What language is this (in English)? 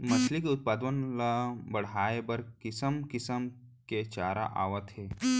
Chhattisgarhi